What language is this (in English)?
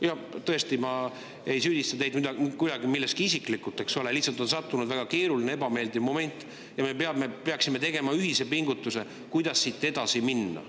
Estonian